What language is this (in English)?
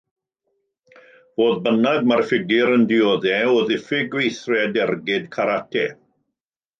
Welsh